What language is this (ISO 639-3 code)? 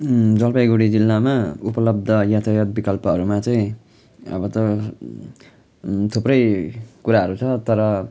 nep